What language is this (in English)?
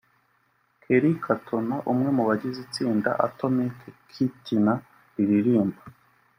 Kinyarwanda